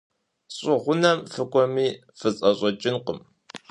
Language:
Kabardian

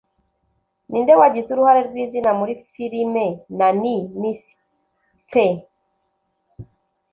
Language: Kinyarwanda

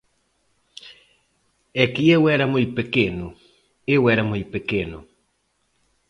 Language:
Galician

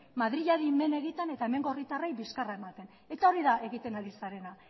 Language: Basque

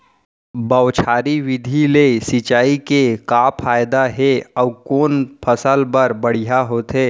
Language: Chhattisgarhi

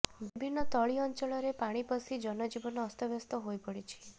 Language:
Odia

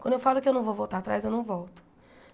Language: Portuguese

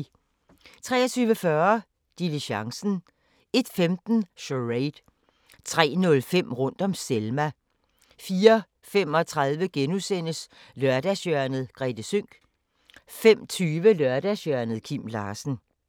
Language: Danish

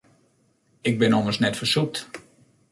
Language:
Western Frisian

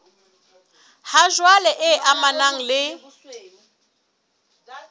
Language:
Southern Sotho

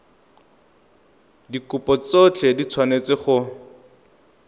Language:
Tswana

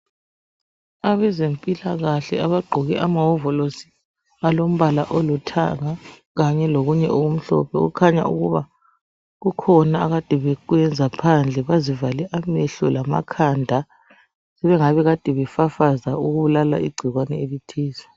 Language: North Ndebele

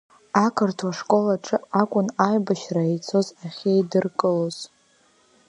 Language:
Abkhazian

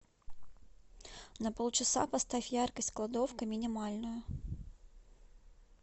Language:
Russian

